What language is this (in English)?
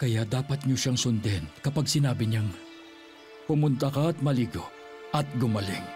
Filipino